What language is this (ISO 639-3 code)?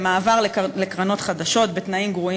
heb